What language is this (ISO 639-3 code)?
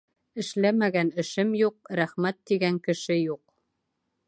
bak